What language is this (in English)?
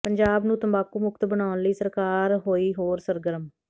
Punjabi